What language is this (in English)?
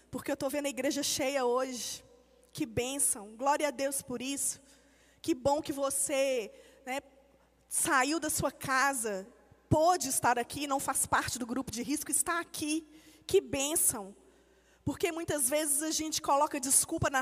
Portuguese